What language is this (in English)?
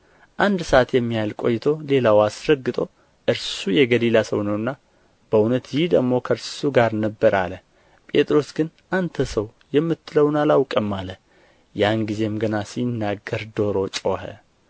Amharic